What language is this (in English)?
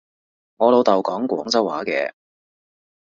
Cantonese